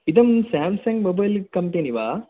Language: Sanskrit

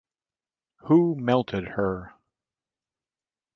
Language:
English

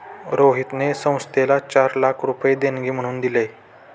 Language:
Marathi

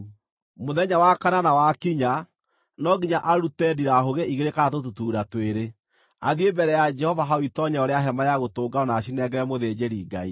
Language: Kikuyu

